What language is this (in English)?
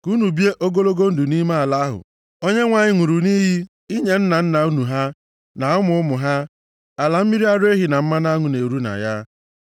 Igbo